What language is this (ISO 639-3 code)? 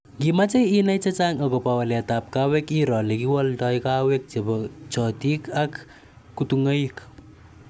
kln